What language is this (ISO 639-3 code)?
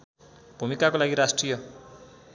nep